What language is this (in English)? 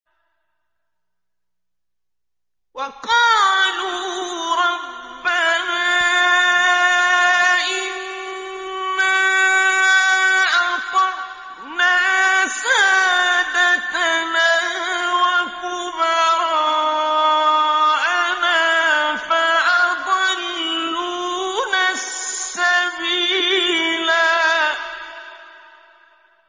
Arabic